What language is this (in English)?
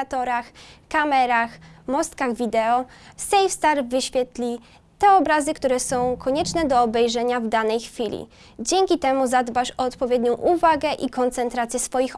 Polish